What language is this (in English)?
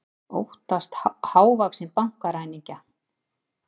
Icelandic